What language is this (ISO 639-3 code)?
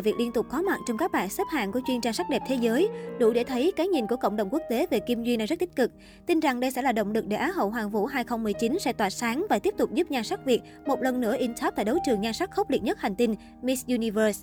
vie